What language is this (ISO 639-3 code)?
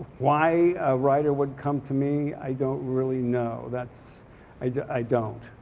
eng